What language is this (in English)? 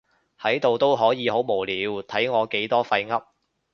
Cantonese